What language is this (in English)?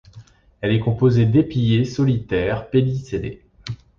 French